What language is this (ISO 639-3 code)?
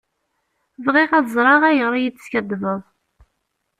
kab